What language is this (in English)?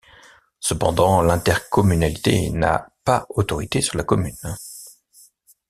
French